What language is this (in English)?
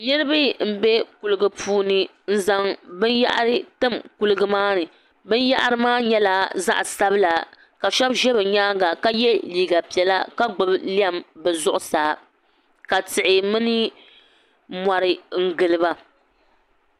Dagbani